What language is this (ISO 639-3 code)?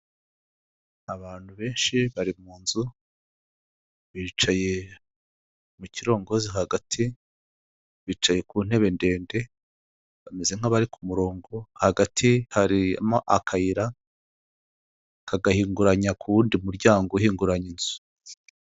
kin